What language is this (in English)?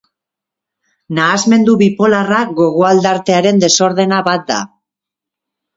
Basque